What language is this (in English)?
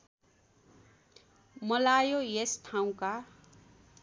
Nepali